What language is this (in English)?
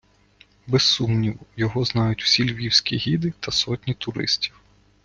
Ukrainian